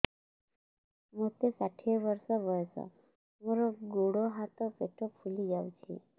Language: Odia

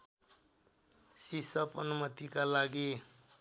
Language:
Nepali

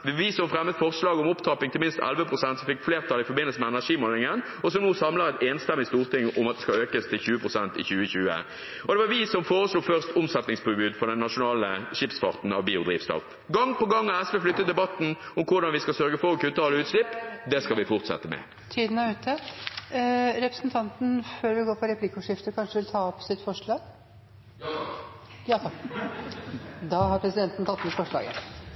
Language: Norwegian Bokmål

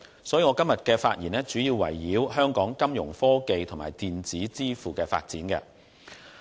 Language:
Cantonese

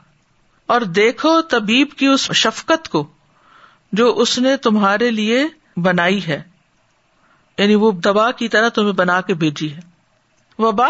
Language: Urdu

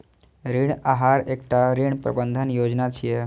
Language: Maithili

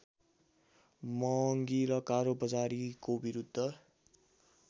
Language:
Nepali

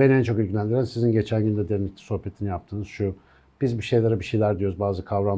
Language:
Turkish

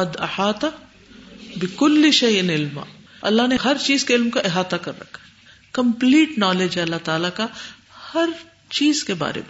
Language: Urdu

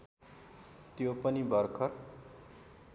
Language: Nepali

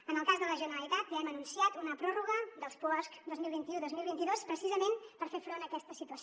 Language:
Catalan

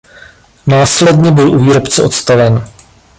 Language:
Czech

